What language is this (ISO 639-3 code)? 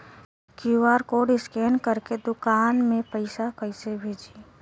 bho